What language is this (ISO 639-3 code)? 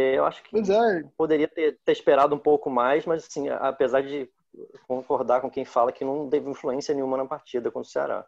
por